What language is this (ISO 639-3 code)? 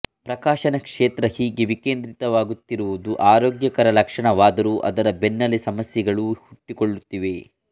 kan